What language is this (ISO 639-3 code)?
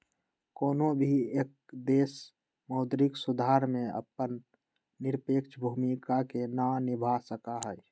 mag